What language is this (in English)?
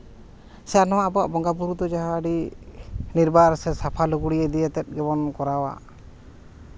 Santali